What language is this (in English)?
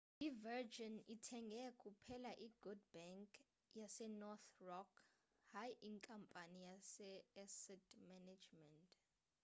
Xhosa